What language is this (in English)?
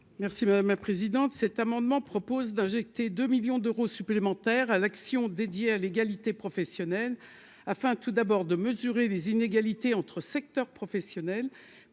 French